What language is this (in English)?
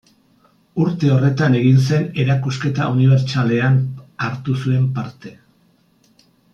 Basque